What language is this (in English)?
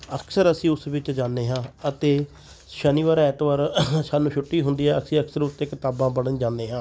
Punjabi